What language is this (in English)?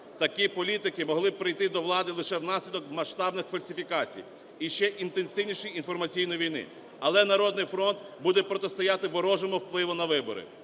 Ukrainian